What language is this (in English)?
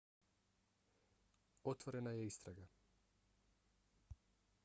Bosnian